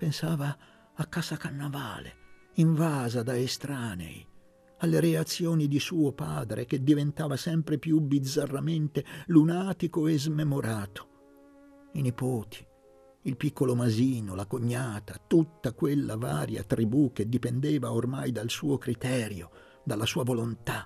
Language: Italian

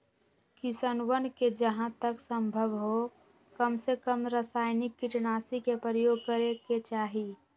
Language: Magahi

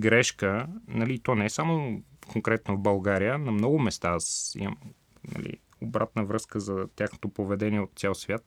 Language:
Bulgarian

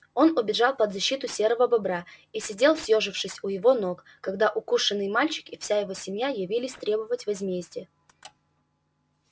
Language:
Russian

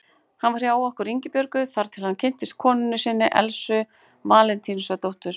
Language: Icelandic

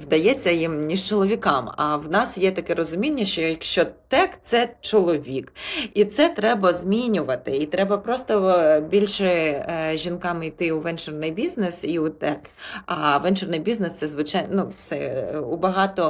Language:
Ukrainian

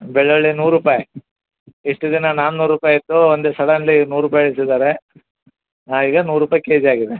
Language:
Kannada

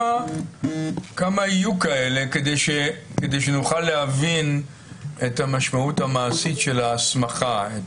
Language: Hebrew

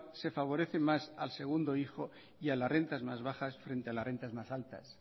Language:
Spanish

